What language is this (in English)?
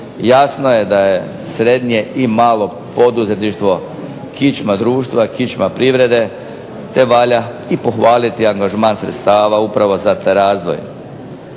Croatian